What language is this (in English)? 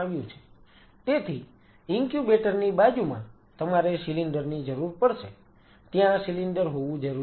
Gujarati